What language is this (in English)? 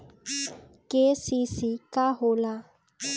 Bhojpuri